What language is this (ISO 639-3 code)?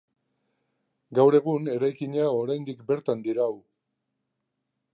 eus